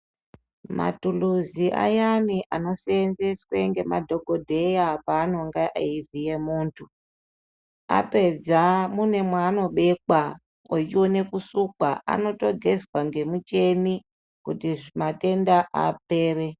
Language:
Ndau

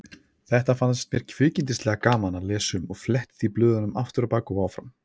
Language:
Icelandic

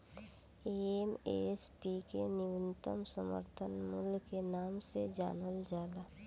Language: Bhojpuri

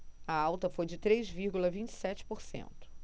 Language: Portuguese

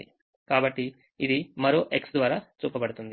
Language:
Telugu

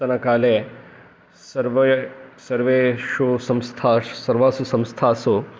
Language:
Sanskrit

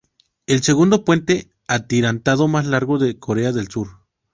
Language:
Spanish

